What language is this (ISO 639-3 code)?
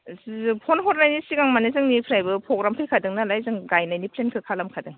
brx